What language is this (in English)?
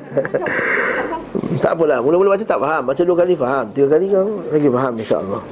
Malay